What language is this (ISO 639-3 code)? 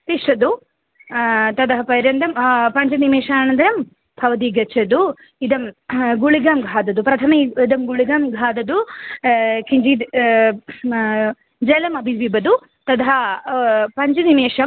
san